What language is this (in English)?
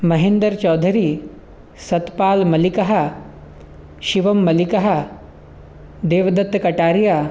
Sanskrit